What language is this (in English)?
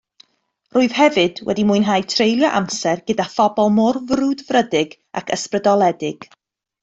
Welsh